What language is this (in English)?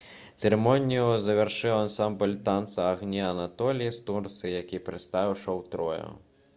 Belarusian